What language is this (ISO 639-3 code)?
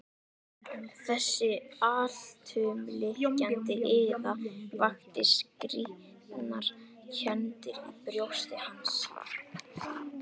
isl